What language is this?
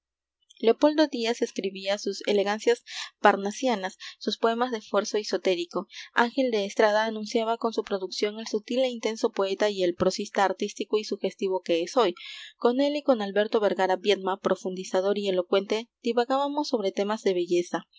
Spanish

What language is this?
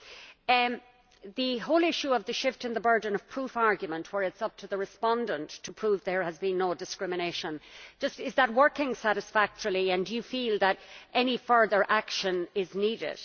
English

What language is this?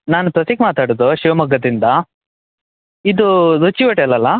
Kannada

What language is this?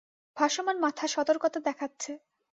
Bangla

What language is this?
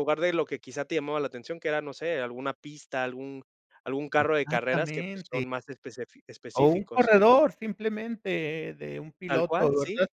Spanish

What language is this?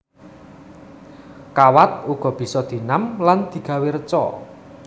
Javanese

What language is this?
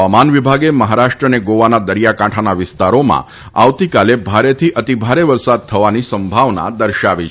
Gujarati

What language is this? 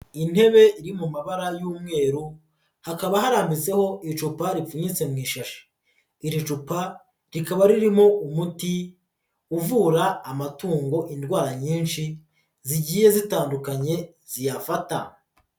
Kinyarwanda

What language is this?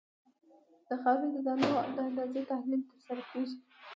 Pashto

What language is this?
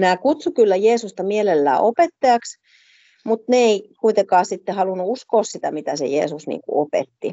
Finnish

